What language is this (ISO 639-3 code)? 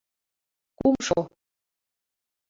chm